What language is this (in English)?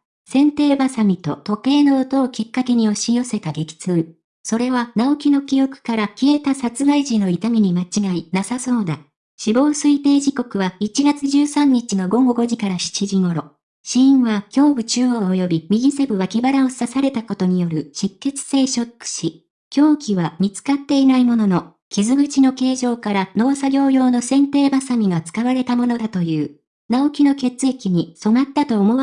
Japanese